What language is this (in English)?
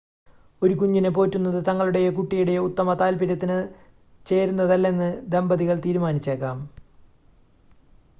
Malayalam